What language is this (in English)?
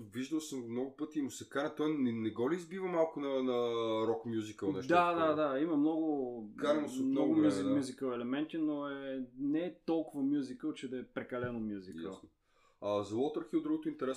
Bulgarian